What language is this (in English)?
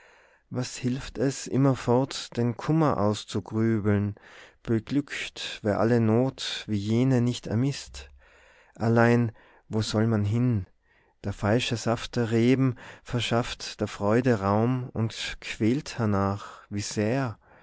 German